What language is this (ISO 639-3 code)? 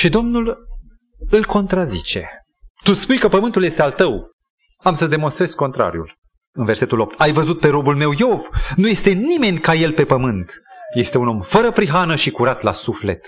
ron